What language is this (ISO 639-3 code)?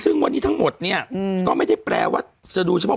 tha